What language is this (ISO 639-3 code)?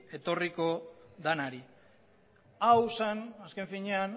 eus